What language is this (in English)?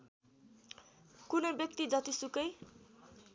Nepali